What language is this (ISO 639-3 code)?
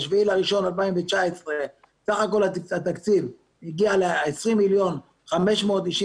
heb